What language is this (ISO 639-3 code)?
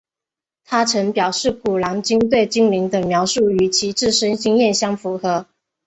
zho